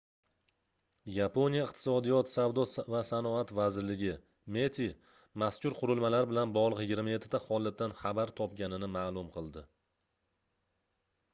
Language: Uzbek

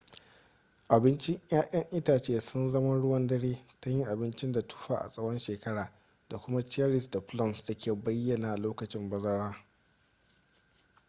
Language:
Hausa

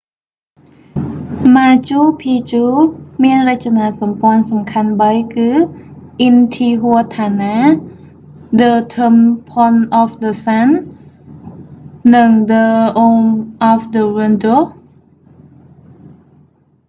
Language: Khmer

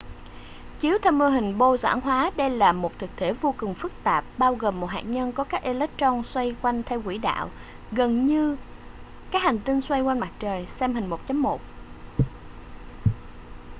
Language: Vietnamese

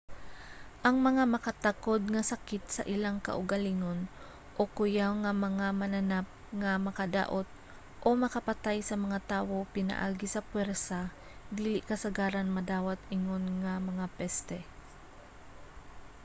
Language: Cebuano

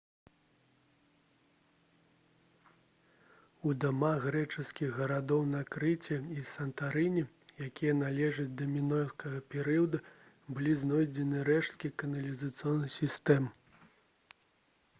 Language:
Belarusian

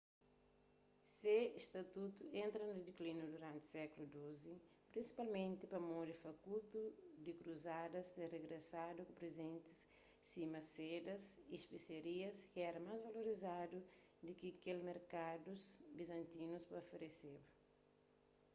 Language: Kabuverdianu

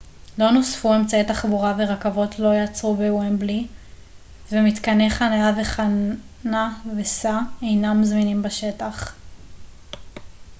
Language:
Hebrew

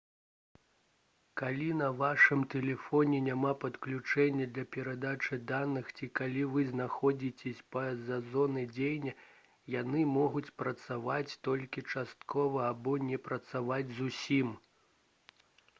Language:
Belarusian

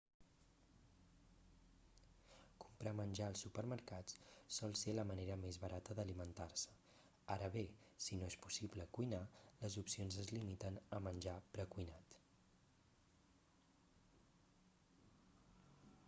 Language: Catalan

